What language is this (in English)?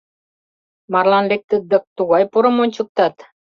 Mari